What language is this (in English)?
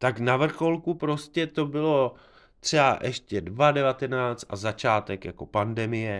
Czech